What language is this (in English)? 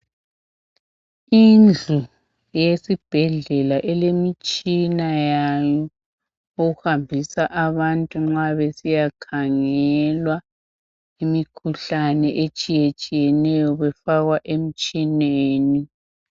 North Ndebele